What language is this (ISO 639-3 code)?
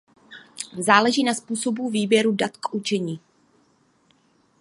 ces